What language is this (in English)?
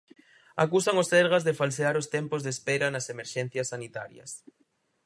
Galician